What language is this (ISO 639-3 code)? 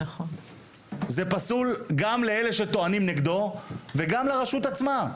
heb